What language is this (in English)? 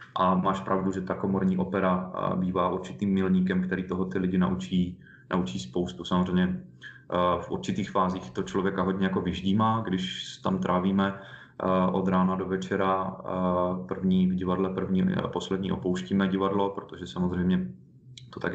Czech